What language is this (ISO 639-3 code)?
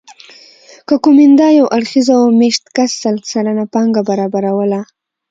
pus